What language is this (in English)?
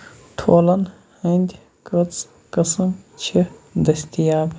Kashmiri